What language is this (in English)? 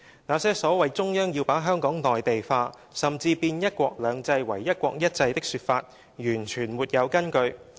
Cantonese